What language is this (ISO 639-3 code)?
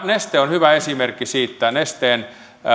fin